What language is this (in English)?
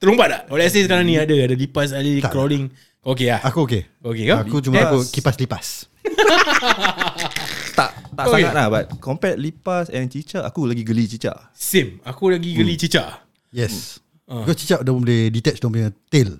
Malay